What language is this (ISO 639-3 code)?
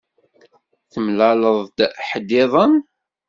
kab